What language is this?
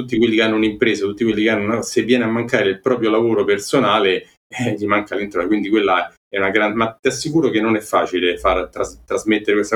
Italian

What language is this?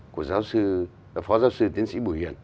Vietnamese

